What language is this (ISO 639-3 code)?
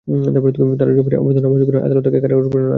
ben